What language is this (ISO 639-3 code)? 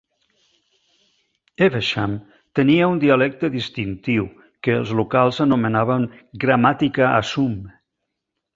cat